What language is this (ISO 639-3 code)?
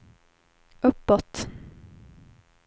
swe